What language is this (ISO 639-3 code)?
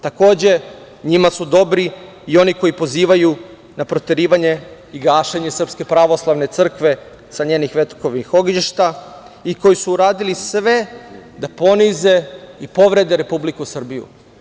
srp